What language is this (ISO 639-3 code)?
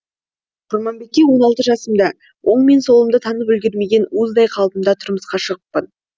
kaz